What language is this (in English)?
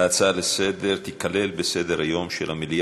Hebrew